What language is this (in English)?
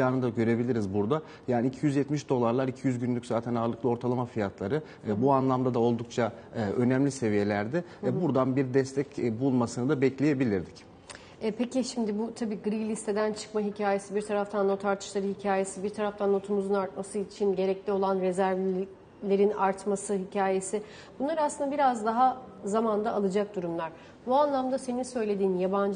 Turkish